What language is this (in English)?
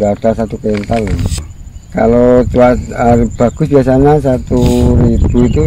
Indonesian